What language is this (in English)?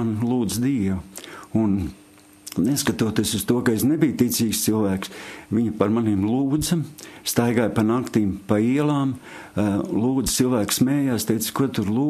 Latvian